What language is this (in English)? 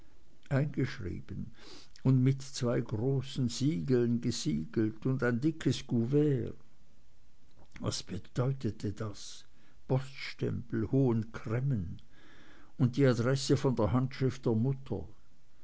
German